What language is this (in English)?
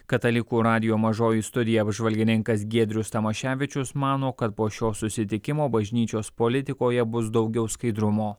Lithuanian